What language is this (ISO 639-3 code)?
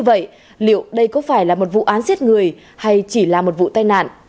vie